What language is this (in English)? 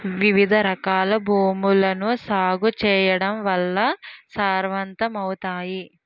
Telugu